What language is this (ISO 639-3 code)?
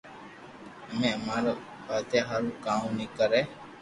lrk